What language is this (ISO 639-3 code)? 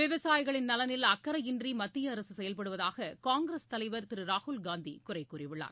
tam